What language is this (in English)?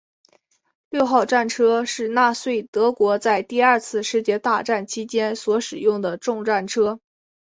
Chinese